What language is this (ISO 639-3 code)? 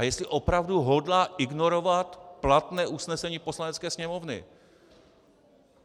ces